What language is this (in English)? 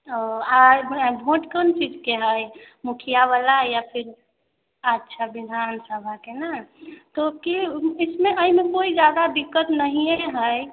Maithili